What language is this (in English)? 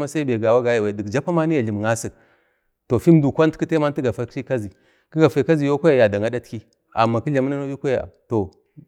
Bade